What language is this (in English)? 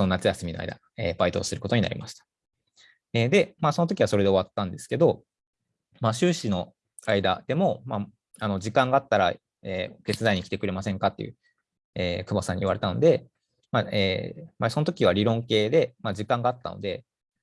Japanese